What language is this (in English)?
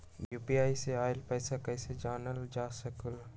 Magahi